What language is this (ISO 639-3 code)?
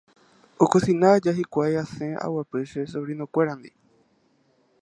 grn